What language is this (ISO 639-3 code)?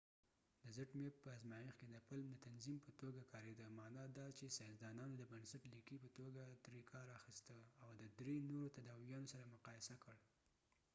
pus